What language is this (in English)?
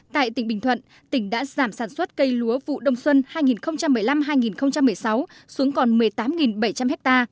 Vietnamese